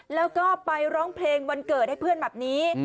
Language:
Thai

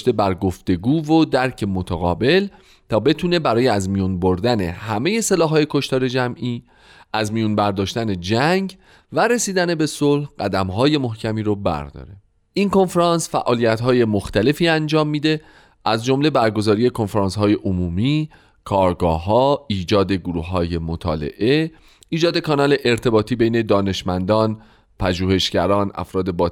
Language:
Persian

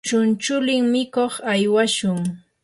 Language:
Yanahuanca Pasco Quechua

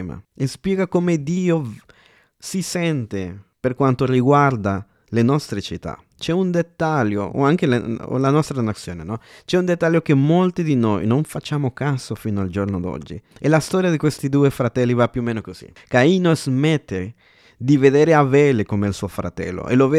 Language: Italian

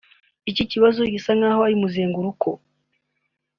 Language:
Kinyarwanda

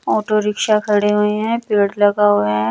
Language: Hindi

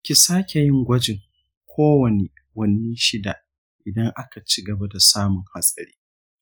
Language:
Hausa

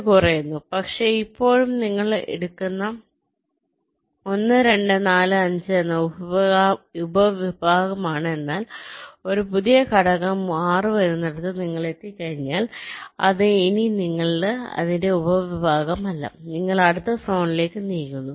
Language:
Malayalam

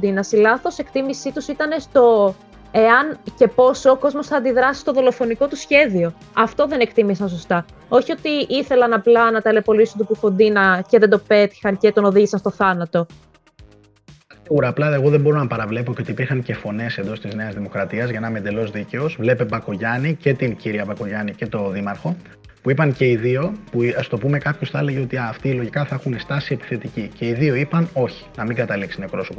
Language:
Greek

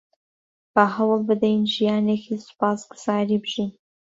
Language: Central Kurdish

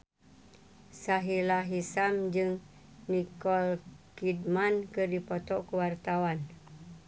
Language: Sundanese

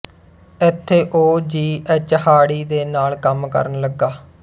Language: Punjabi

